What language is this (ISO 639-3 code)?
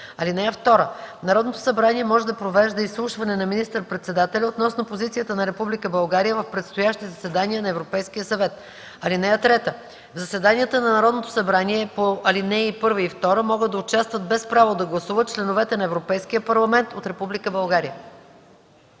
bul